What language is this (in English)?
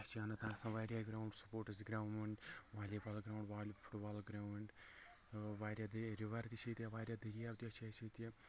Kashmiri